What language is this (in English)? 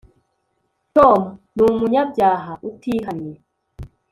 Kinyarwanda